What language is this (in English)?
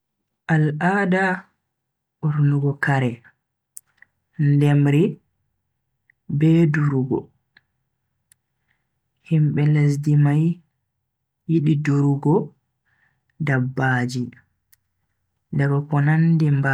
Bagirmi Fulfulde